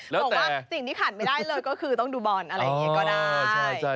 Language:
Thai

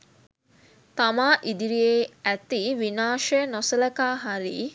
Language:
Sinhala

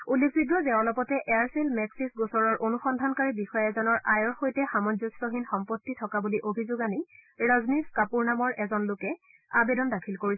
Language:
Assamese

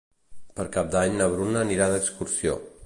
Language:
Catalan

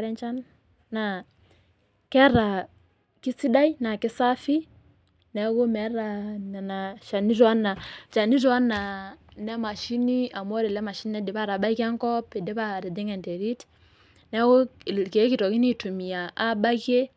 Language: Masai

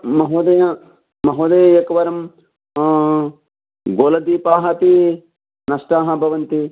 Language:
Sanskrit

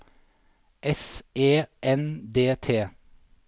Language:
Norwegian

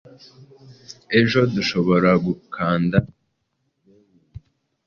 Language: Kinyarwanda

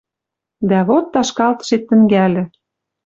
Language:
Western Mari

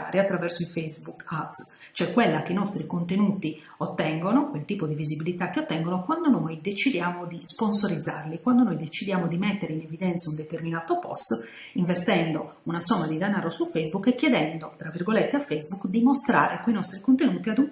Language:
Italian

